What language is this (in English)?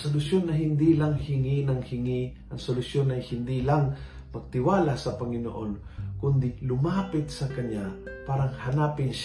Filipino